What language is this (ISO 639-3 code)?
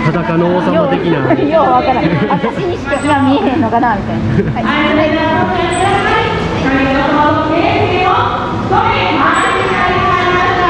jpn